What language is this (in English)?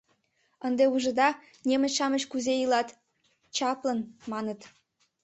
Mari